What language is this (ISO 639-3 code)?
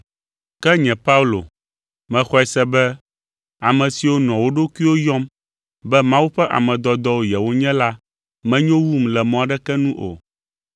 ewe